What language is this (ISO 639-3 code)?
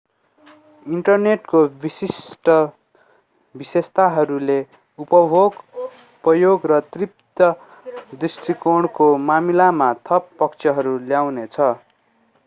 nep